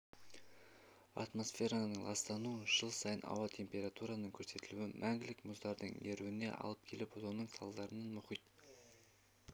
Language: Kazakh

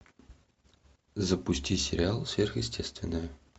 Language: Russian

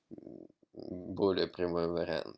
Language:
Russian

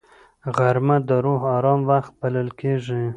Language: Pashto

